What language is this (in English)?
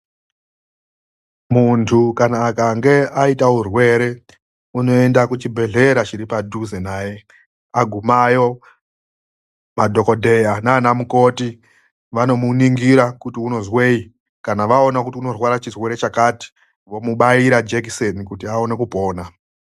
Ndau